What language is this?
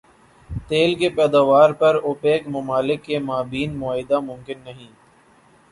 Urdu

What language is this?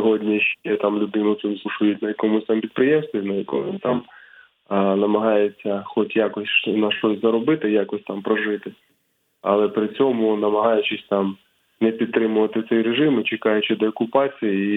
Ukrainian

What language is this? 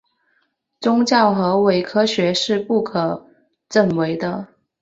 Chinese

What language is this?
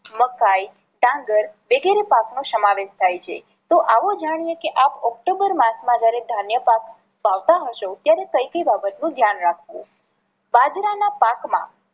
Gujarati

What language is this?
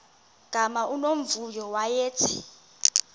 Xhosa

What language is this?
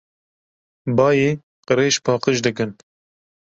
Kurdish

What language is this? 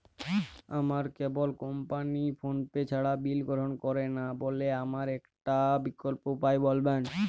Bangla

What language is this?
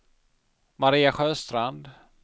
Swedish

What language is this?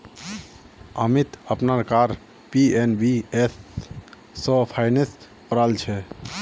Magahi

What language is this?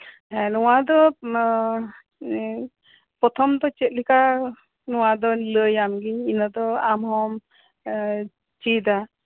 Santali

